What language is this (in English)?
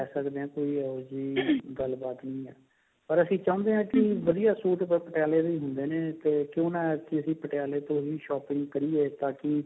Punjabi